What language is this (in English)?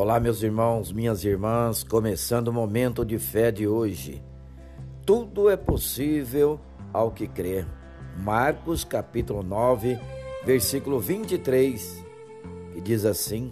Portuguese